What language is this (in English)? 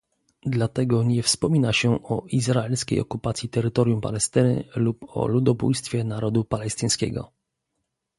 Polish